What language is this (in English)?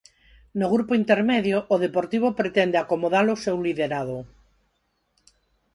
Galician